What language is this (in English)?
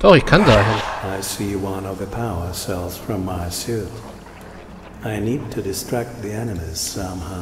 German